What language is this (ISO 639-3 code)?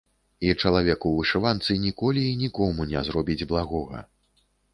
bel